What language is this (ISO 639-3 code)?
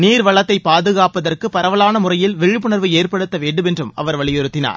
tam